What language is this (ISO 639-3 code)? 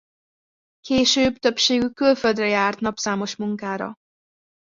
hun